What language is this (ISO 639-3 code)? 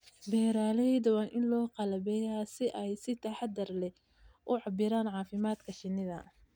som